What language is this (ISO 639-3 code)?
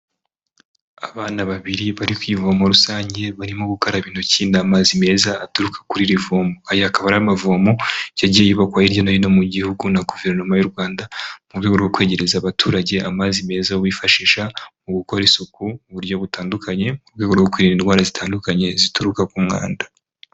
kin